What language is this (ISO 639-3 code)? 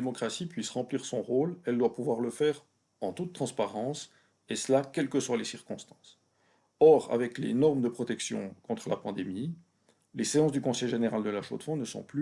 fra